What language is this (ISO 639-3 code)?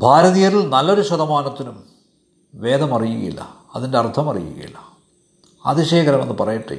mal